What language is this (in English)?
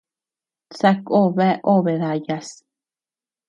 Tepeuxila Cuicatec